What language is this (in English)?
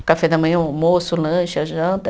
Portuguese